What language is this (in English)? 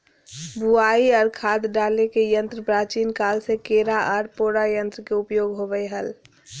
Magahi